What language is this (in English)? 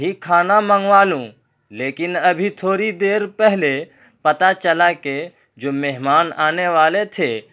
Urdu